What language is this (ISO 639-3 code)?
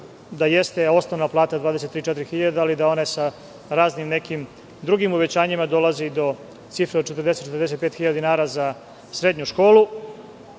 srp